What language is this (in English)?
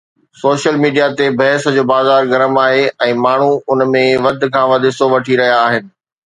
Sindhi